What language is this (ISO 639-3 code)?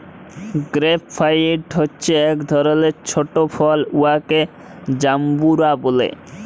ben